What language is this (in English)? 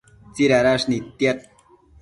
Matsés